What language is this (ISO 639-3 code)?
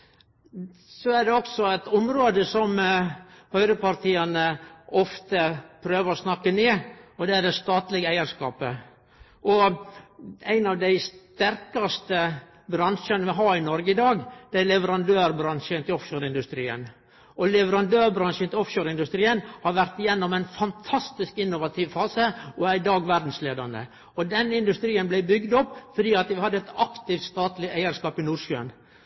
nno